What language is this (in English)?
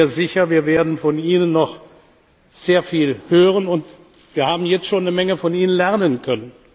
German